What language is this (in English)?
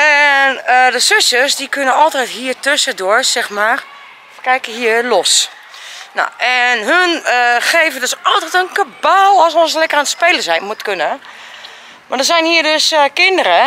Dutch